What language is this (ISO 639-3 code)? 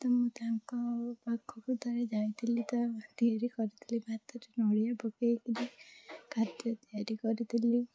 ori